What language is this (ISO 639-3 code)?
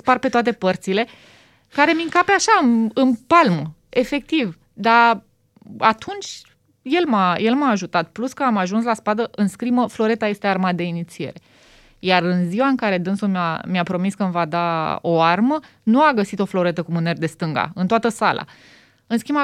ron